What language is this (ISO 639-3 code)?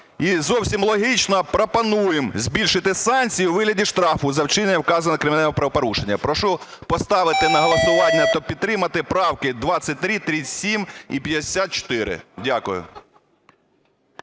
ukr